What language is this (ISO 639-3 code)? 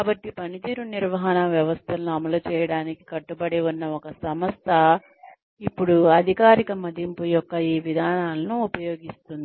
tel